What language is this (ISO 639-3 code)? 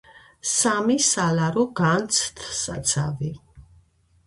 kat